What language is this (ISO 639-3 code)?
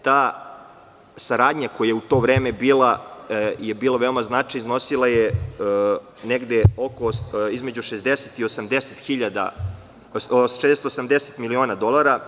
srp